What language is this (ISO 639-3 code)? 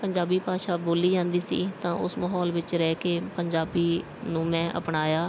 pan